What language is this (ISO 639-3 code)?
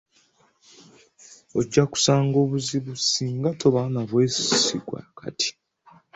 lug